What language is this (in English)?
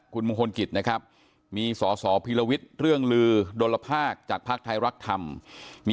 Thai